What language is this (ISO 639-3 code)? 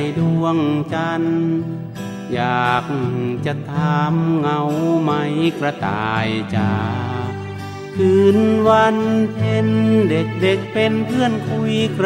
tha